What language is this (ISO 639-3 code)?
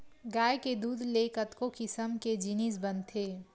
hne